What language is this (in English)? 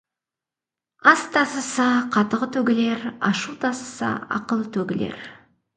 Kazakh